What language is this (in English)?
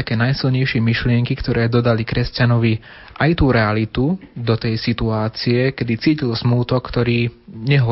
Slovak